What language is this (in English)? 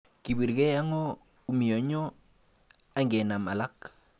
Kalenjin